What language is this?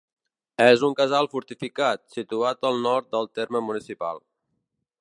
Catalan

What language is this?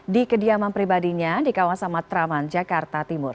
Indonesian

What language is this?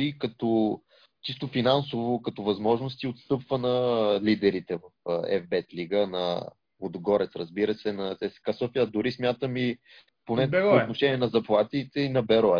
Bulgarian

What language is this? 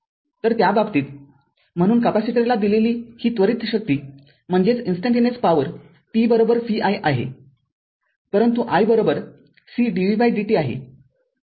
Marathi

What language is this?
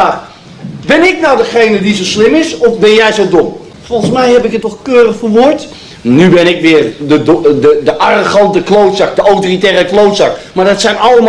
Dutch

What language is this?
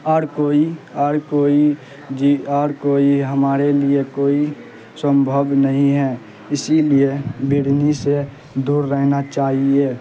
Urdu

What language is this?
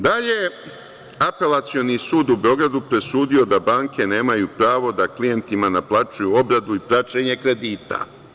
Serbian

